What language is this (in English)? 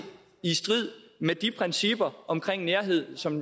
Danish